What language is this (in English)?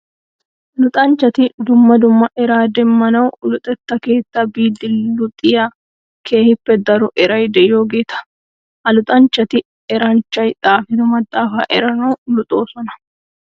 Wolaytta